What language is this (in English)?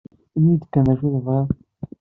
Kabyle